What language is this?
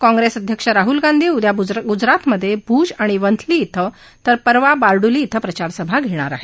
Marathi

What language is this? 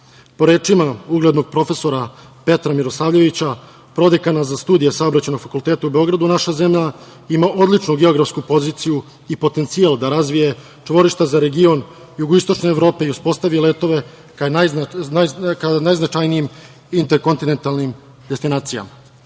Serbian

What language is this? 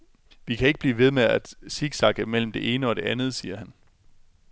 Danish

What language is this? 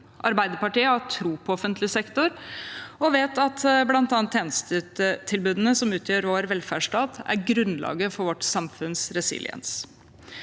Norwegian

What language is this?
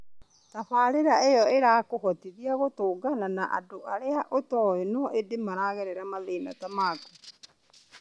Kikuyu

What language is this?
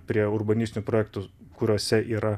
Lithuanian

